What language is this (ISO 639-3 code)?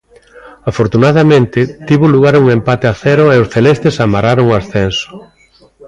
glg